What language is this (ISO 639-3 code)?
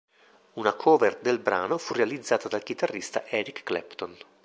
ita